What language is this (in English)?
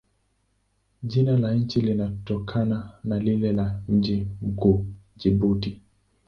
Swahili